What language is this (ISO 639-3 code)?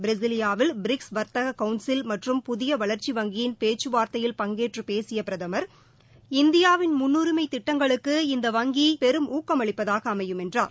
tam